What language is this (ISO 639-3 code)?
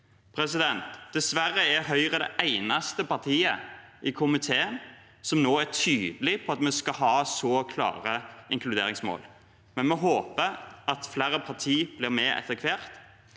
nor